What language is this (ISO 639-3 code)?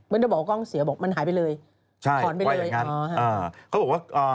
tha